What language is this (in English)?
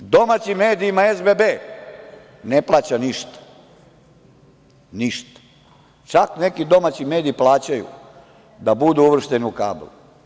Serbian